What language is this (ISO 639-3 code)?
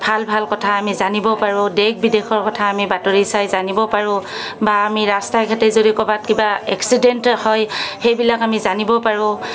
asm